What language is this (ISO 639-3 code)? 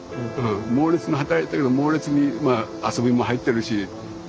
jpn